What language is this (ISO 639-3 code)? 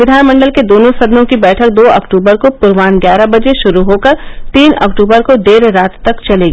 hin